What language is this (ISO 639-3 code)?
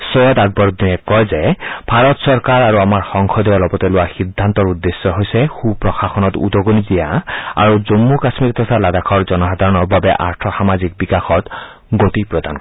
asm